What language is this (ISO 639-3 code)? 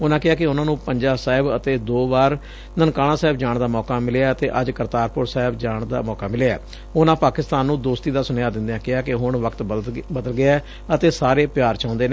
pan